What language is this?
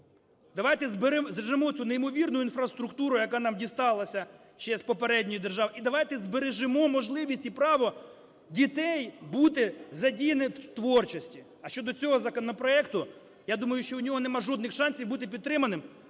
Ukrainian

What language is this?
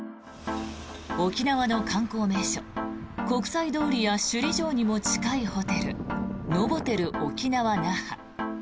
Japanese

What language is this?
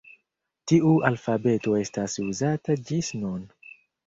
Esperanto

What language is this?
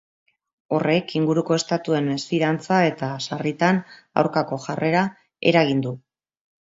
Basque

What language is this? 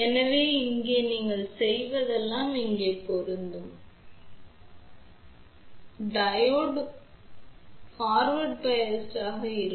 Tamil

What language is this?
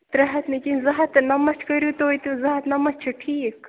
Kashmiri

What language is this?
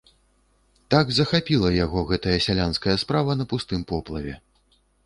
Belarusian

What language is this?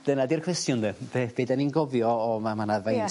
Welsh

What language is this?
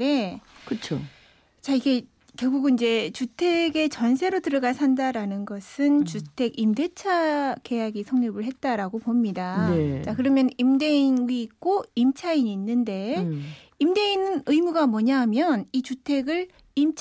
Korean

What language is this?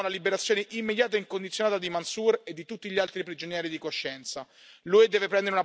Italian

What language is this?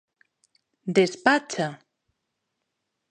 Galician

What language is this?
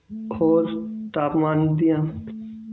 Punjabi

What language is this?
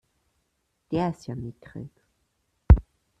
German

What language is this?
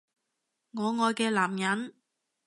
Cantonese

